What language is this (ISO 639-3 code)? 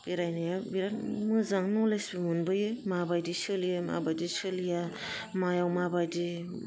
brx